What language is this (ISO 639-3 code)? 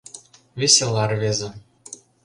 chm